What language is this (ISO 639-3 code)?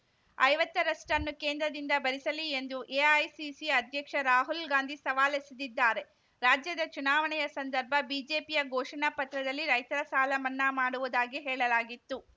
kan